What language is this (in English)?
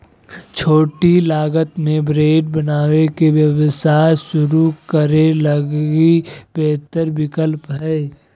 Magahi